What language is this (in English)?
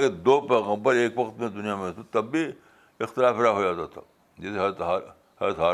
Urdu